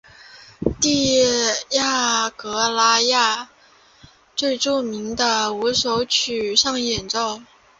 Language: Chinese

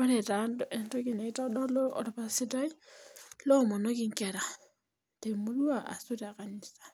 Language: Masai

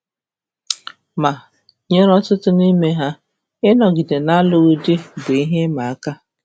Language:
Igbo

